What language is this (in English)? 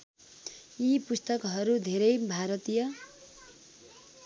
Nepali